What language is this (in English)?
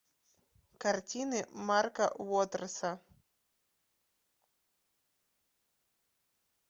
Russian